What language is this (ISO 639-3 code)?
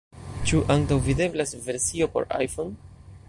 epo